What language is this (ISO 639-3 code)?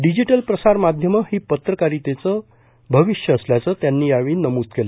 mar